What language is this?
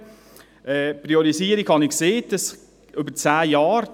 Swiss German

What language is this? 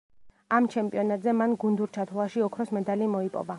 Georgian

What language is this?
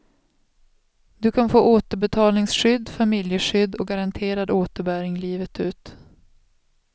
Swedish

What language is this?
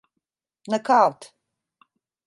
Turkish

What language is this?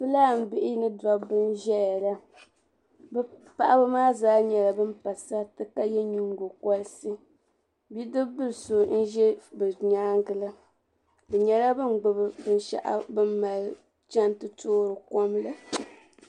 Dagbani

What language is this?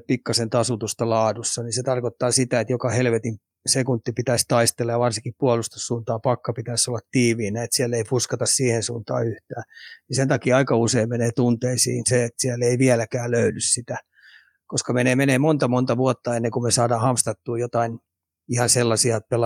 Finnish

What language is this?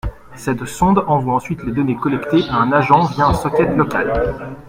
French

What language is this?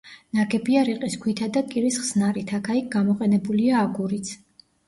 Georgian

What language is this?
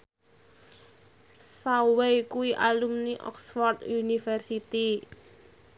Javanese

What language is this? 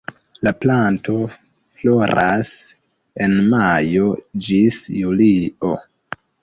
Esperanto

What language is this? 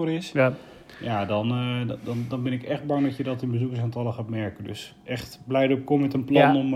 Dutch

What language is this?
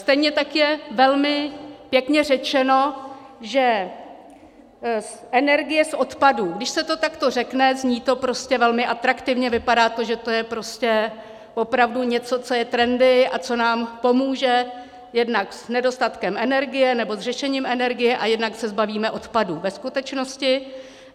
Czech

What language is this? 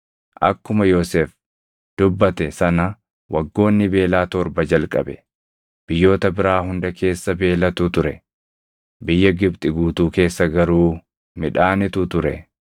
Oromo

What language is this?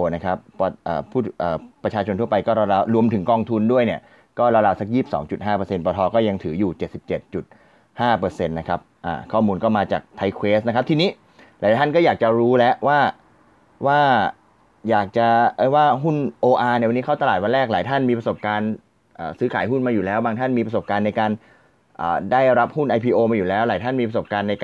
Thai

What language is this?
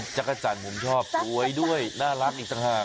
Thai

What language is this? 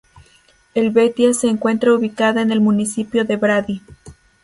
Spanish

